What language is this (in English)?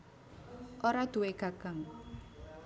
Javanese